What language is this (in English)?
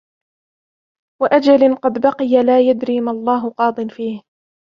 Arabic